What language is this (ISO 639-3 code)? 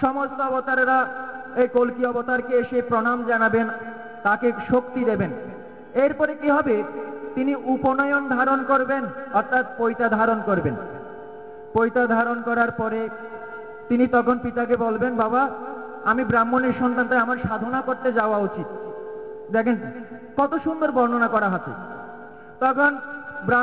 ben